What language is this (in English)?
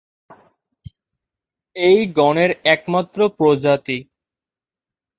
Bangla